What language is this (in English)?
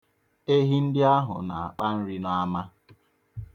Igbo